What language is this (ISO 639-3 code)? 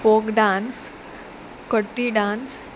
kok